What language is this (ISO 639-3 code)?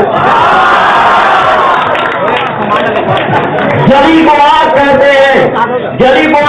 hin